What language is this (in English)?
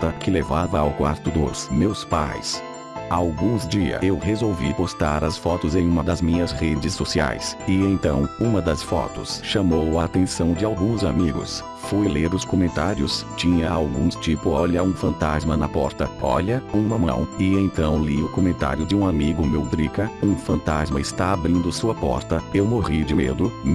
Portuguese